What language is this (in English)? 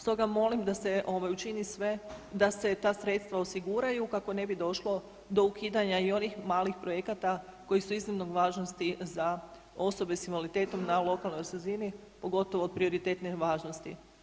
Croatian